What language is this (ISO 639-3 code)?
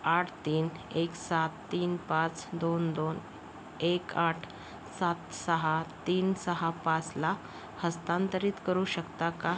mar